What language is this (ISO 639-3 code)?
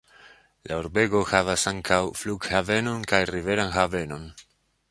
epo